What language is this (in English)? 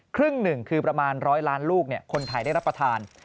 Thai